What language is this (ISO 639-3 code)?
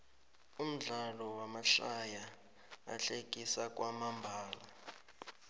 nbl